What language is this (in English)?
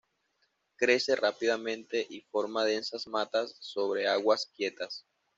Spanish